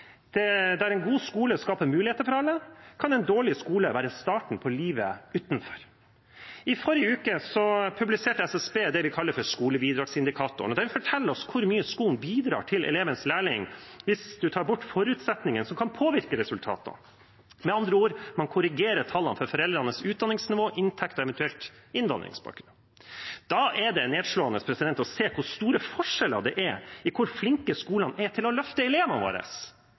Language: Norwegian Bokmål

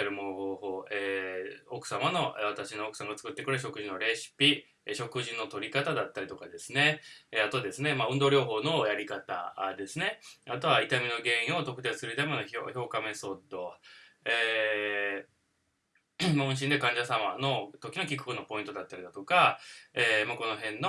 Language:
Japanese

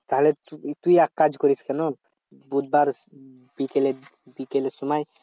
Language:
Bangla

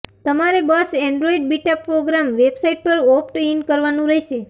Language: Gujarati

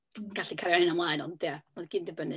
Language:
Welsh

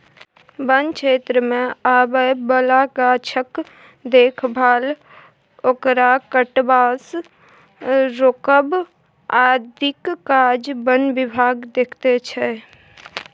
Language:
Maithili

